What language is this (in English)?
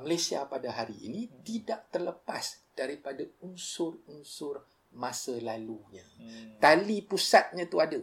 Malay